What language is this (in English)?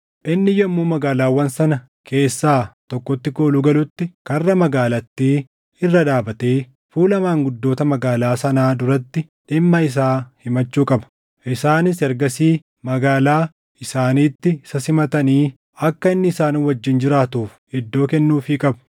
Oromo